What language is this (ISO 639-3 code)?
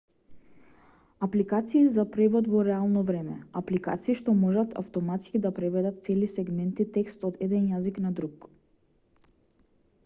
mkd